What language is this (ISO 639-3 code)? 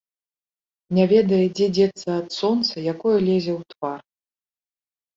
bel